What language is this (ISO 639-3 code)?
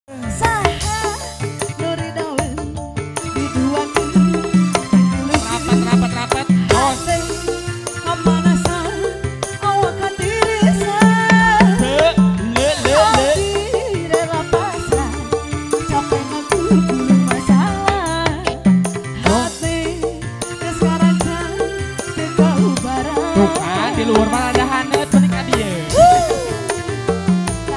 ind